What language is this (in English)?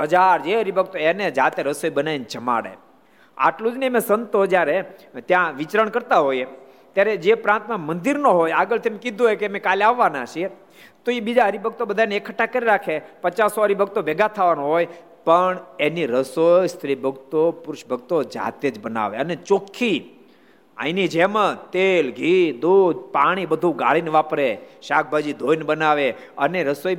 Gujarati